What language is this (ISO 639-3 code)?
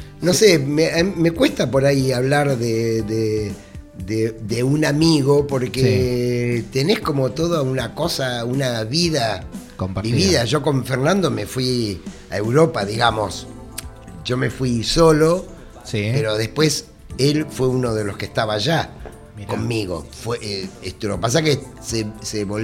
spa